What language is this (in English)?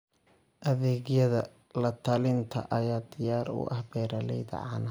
Somali